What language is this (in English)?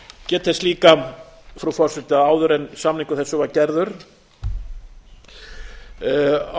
Icelandic